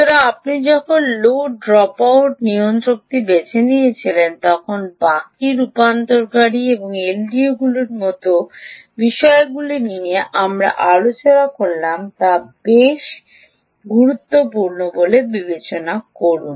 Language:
Bangla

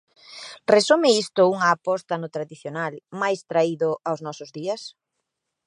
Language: Galician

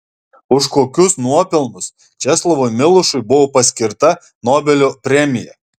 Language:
Lithuanian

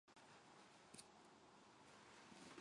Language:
Japanese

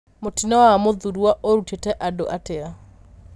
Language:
Kikuyu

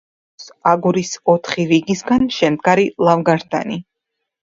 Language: Georgian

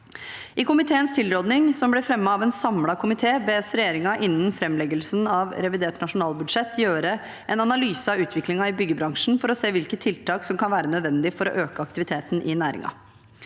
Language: Norwegian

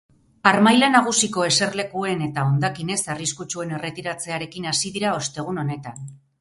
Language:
Basque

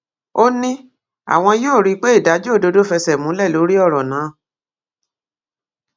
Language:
Yoruba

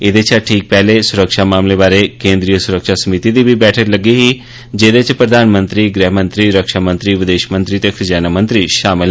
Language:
Dogri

